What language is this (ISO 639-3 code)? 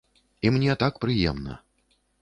bel